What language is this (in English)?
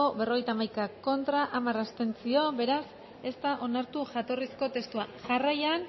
Basque